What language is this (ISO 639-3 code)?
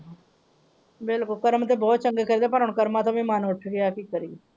pan